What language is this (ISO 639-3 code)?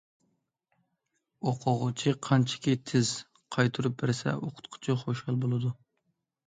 uig